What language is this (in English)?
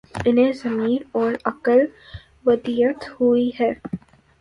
Urdu